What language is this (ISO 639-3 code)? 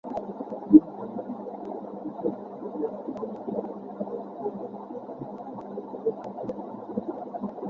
ben